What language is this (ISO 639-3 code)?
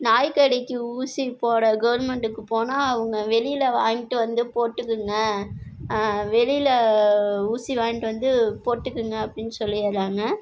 tam